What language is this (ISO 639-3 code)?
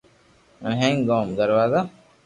lrk